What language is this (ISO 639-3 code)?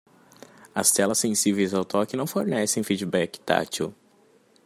por